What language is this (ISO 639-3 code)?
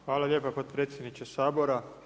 hrv